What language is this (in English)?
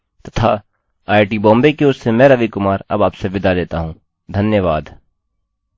Hindi